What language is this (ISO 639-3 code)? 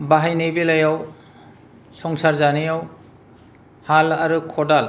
brx